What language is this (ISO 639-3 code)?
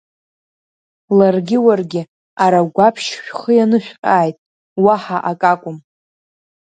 abk